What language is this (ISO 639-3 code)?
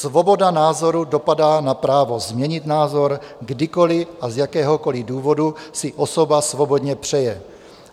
ces